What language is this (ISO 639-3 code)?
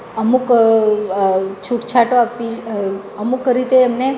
guj